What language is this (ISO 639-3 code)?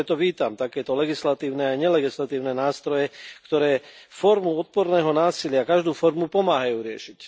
slk